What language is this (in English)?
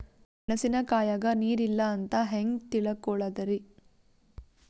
Kannada